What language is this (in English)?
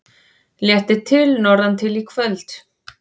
Icelandic